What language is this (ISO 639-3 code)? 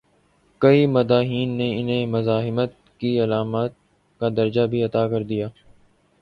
urd